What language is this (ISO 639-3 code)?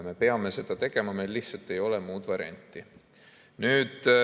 est